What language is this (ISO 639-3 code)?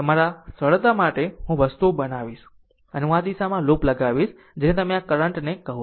guj